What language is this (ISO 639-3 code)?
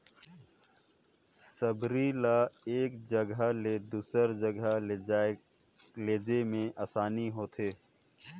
hne